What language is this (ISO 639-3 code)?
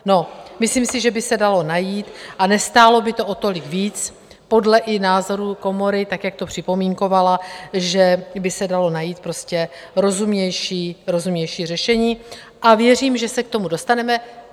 ces